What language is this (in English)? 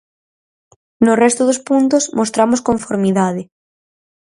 Galician